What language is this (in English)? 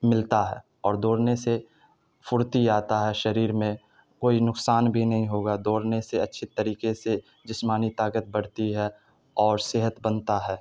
Urdu